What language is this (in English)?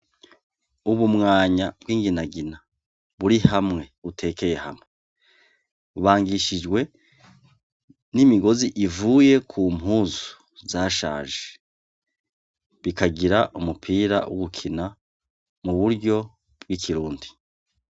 Rundi